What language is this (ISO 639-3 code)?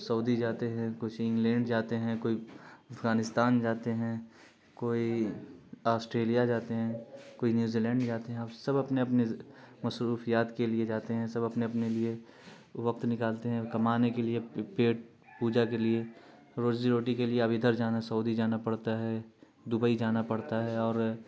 urd